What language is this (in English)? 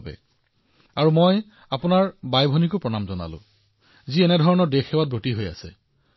Assamese